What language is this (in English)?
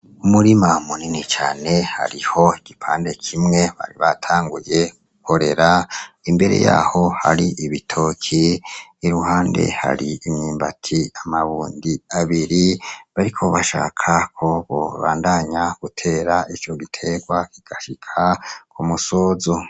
Rundi